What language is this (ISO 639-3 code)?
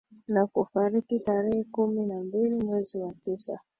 swa